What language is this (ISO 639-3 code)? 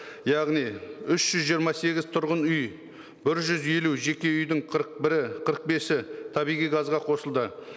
kaz